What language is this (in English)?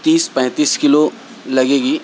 Urdu